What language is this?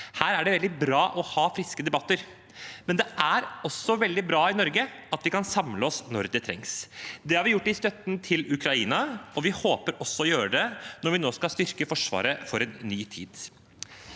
Norwegian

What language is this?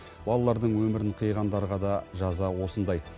Kazakh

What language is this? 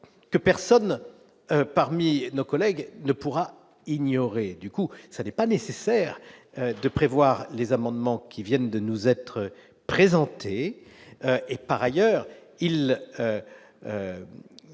French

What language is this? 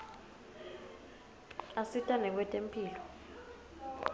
Swati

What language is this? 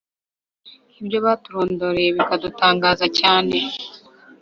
Kinyarwanda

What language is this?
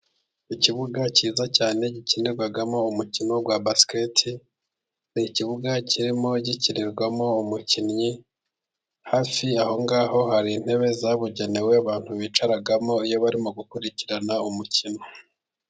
Kinyarwanda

